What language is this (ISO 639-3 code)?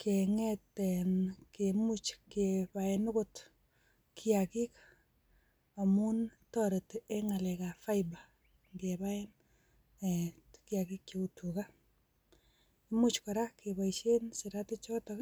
kln